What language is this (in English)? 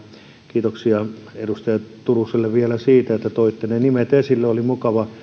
Finnish